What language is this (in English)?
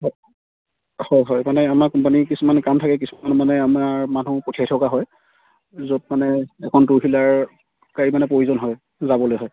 Assamese